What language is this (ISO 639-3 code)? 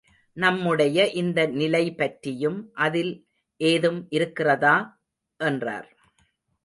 tam